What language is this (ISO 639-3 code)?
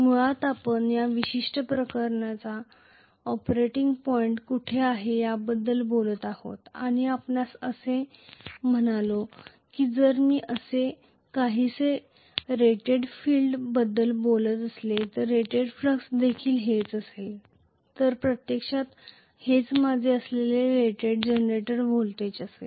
mar